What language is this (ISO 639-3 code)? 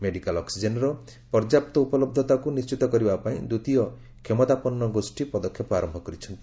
ori